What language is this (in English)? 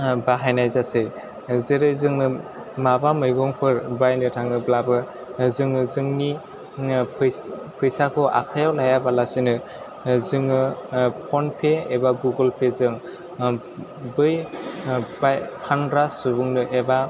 Bodo